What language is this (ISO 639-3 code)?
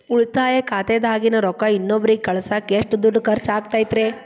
kan